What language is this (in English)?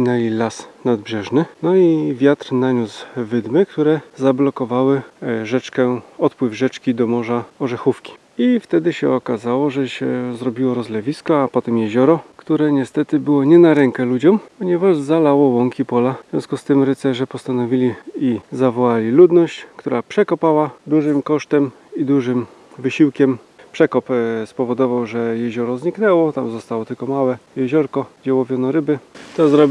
Polish